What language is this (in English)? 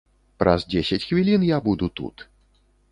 Belarusian